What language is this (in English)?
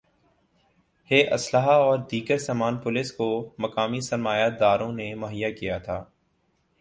Urdu